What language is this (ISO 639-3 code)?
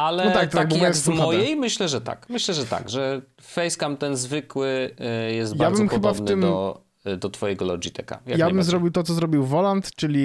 pol